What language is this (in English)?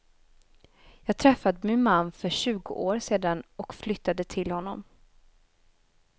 Swedish